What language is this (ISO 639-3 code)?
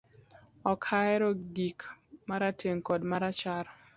luo